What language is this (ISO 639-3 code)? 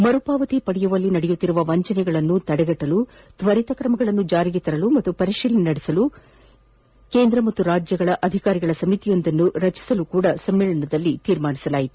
kan